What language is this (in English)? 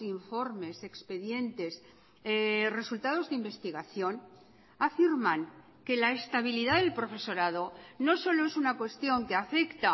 Spanish